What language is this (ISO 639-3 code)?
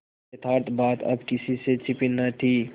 hin